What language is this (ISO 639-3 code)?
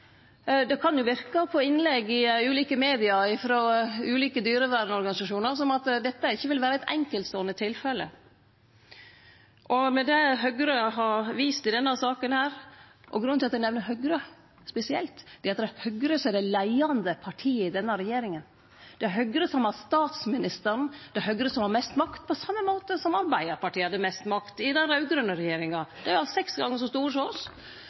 nno